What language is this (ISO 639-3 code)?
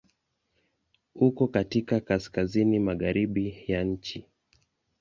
swa